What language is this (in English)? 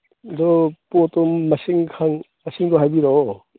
Manipuri